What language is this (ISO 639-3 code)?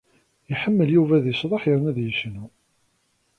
kab